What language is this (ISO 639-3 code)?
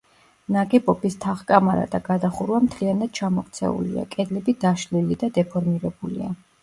kat